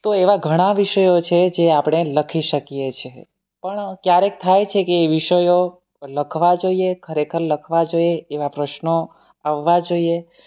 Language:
Gujarati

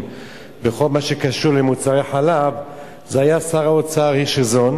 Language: Hebrew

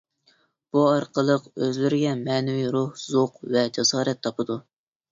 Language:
Uyghur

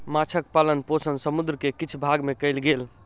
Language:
Maithili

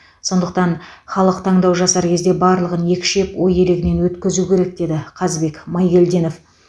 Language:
Kazakh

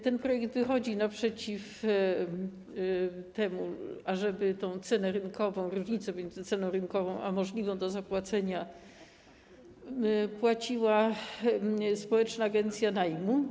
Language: Polish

